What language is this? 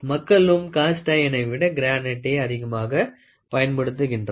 Tamil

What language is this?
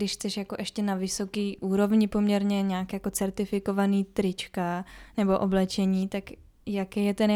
Czech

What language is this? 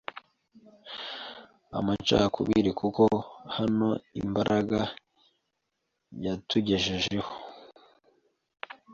Kinyarwanda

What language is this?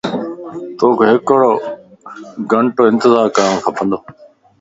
Lasi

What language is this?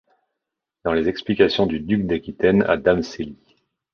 French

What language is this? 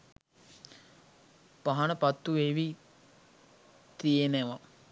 Sinhala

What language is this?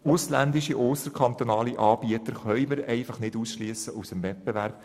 Swiss German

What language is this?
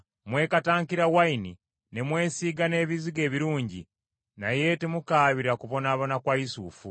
Ganda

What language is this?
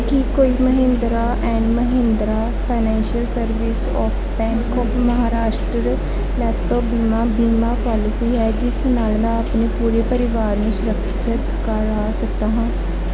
Punjabi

